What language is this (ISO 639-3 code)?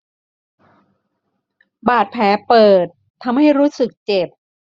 tha